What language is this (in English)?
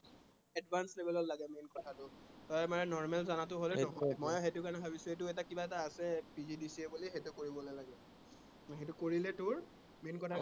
Assamese